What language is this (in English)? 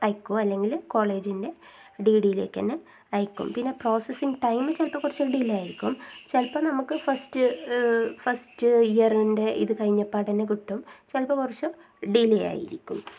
Malayalam